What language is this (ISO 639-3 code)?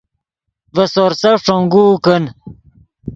ydg